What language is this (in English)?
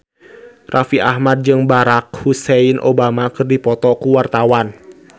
Sundanese